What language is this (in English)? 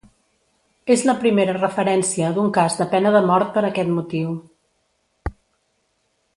Catalan